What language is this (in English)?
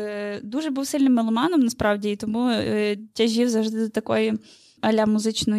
Ukrainian